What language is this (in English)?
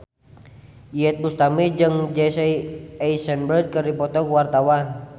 Sundanese